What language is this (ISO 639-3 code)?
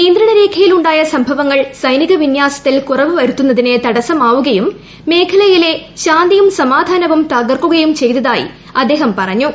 mal